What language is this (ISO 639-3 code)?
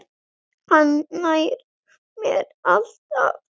isl